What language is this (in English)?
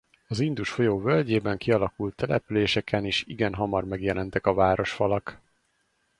Hungarian